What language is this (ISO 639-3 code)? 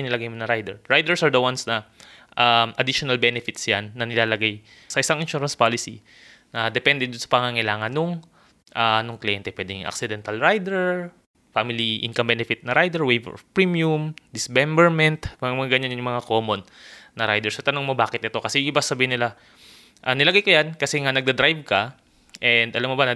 fil